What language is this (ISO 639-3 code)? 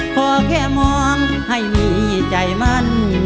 tha